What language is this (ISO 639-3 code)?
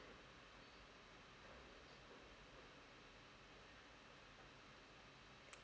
eng